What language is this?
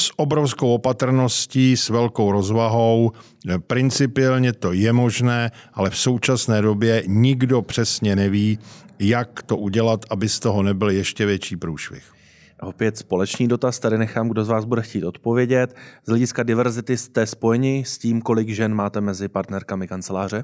Czech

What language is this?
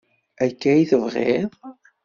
Kabyle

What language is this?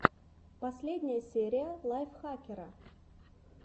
Russian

